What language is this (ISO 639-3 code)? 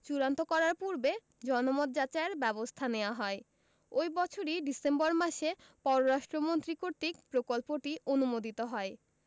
ben